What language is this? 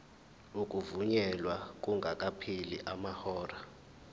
Zulu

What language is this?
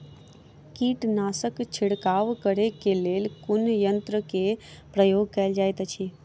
Maithili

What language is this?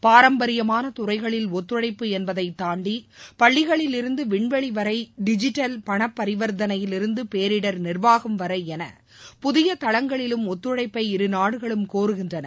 Tamil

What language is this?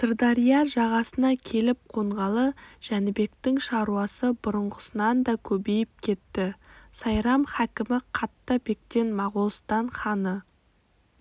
Kazakh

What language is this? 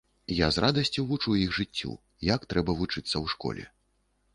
Belarusian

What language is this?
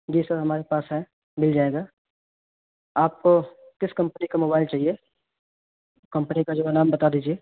Urdu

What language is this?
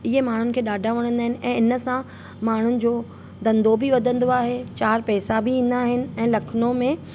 Sindhi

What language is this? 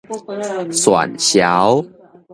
Min Nan Chinese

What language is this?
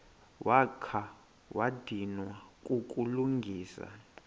Xhosa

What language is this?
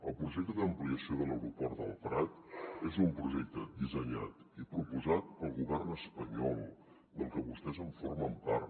Catalan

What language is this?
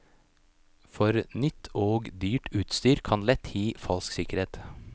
Norwegian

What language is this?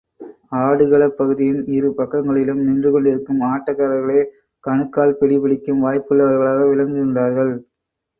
Tamil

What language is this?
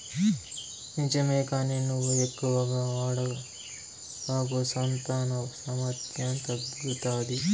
Telugu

